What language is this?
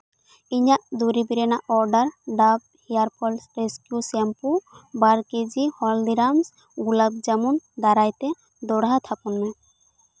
Santali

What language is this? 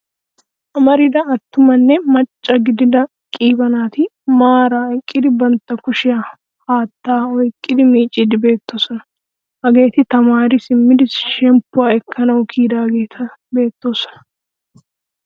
Wolaytta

